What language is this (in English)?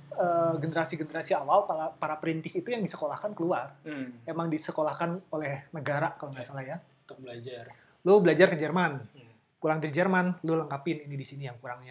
Indonesian